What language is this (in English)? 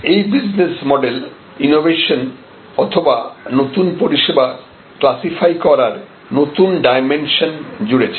Bangla